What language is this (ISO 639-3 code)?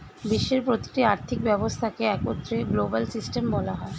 ben